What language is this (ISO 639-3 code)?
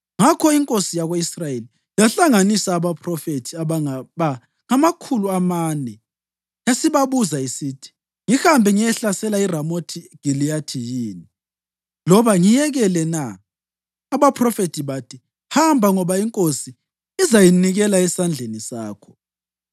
nde